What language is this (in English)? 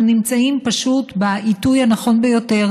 Hebrew